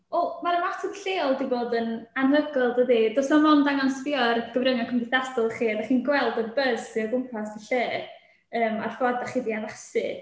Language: Welsh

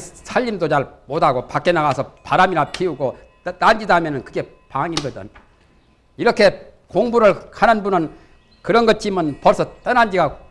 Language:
Korean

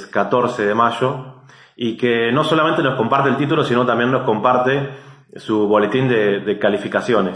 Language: Spanish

